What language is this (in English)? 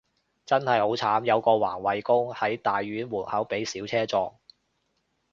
Cantonese